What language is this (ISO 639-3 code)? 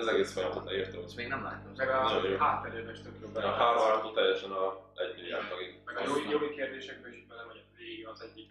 hun